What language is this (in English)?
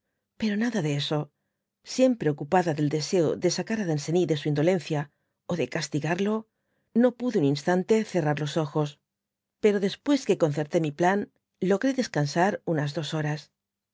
Spanish